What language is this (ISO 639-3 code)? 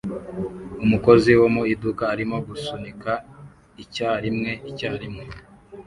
kin